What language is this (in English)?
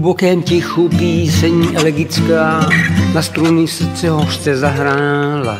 Czech